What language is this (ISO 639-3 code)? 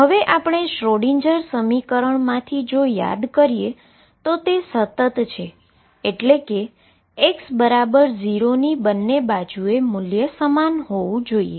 guj